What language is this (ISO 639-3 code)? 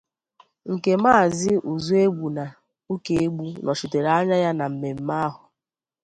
ibo